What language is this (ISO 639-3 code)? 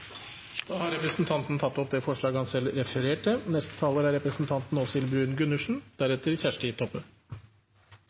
nno